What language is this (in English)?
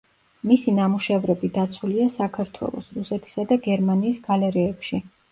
Georgian